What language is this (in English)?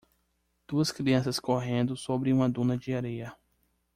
Portuguese